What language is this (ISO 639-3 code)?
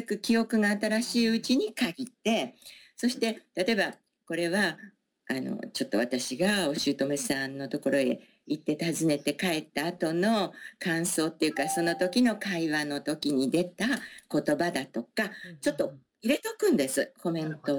jpn